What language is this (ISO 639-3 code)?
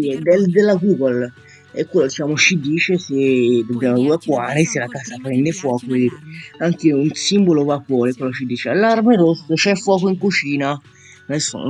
ita